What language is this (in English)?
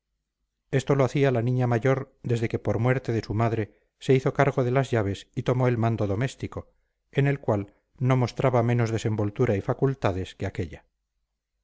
Spanish